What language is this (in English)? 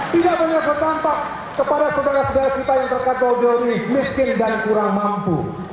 Indonesian